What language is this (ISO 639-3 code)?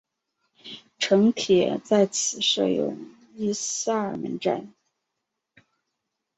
zho